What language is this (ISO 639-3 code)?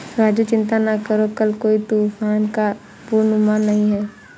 hin